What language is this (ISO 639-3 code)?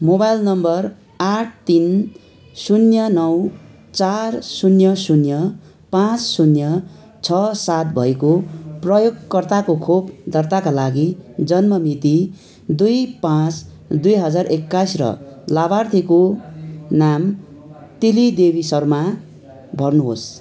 nep